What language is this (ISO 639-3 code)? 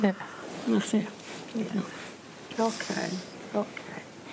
cym